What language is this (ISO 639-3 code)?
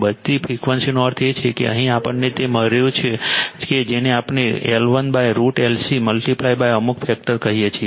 guj